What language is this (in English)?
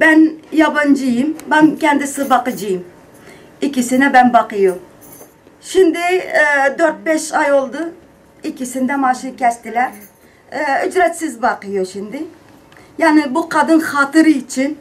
Turkish